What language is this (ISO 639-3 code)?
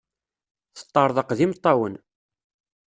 kab